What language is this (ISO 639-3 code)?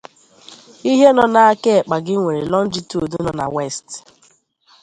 ibo